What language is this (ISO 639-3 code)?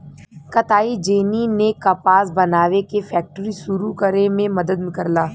bho